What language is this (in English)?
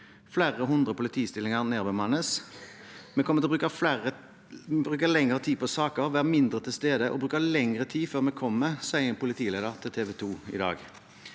Norwegian